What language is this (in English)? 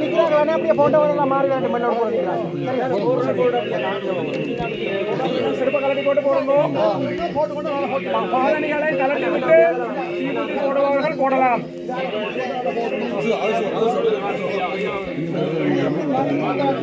Arabic